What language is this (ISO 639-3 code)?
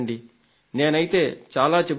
tel